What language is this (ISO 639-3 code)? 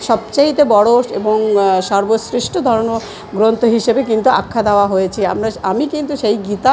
ben